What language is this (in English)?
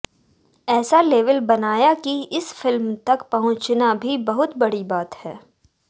Hindi